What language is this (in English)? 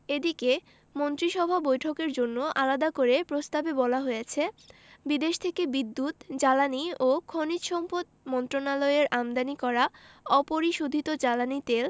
Bangla